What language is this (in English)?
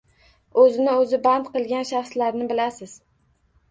Uzbek